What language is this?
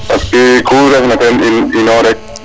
Serer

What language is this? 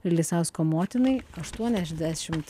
Lithuanian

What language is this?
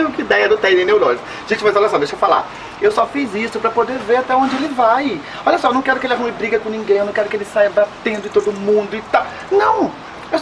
Portuguese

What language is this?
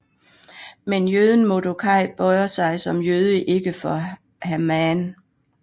Danish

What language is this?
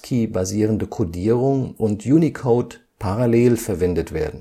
German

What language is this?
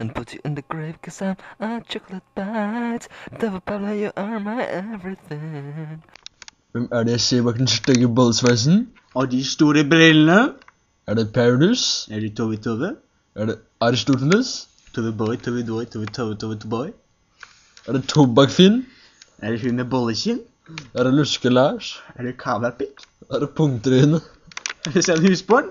Norwegian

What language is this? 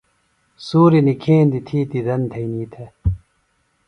Phalura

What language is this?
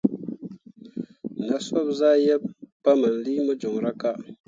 Mundang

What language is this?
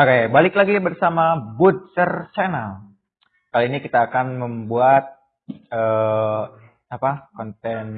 Indonesian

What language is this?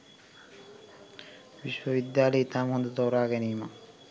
Sinhala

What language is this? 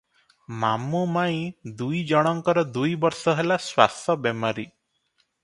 Odia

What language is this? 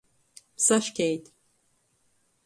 Latgalian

